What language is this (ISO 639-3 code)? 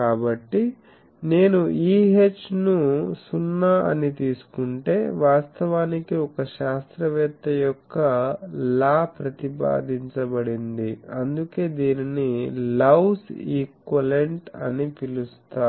tel